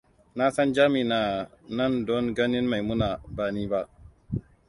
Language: Hausa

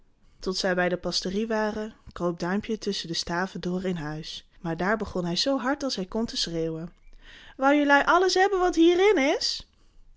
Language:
Dutch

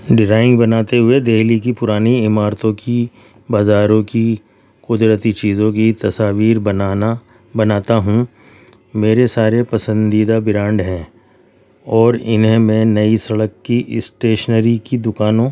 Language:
Urdu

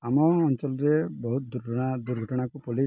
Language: Odia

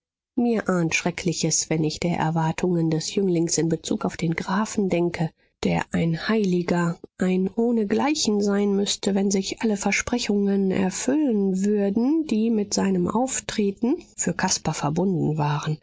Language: German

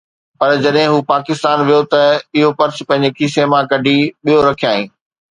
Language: Sindhi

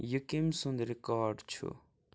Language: Kashmiri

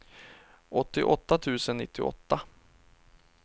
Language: Swedish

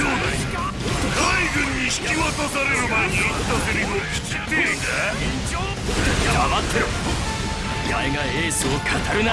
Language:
Japanese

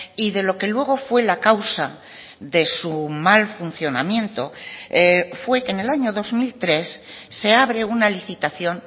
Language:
Spanish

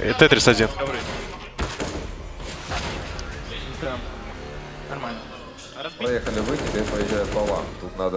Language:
Russian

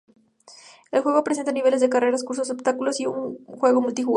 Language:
Spanish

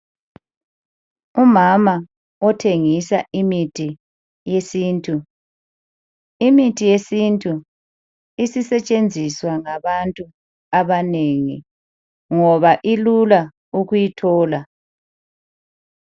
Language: North Ndebele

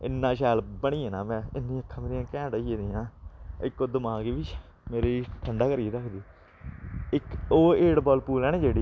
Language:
Dogri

